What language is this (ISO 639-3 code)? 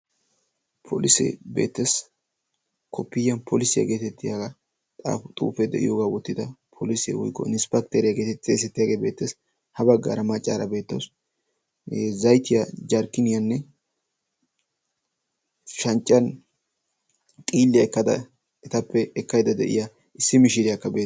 wal